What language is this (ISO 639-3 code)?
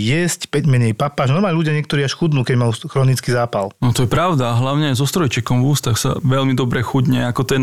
slk